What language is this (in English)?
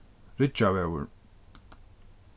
Faroese